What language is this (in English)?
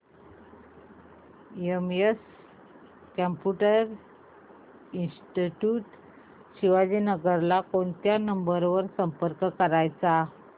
Marathi